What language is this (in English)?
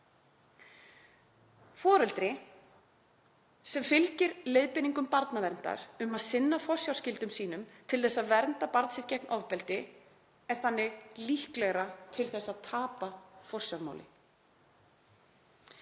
Icelandic